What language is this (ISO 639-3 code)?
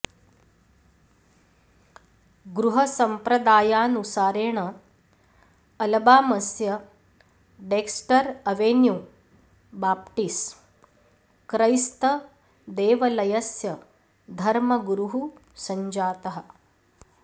san